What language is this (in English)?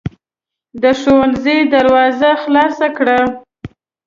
Pashto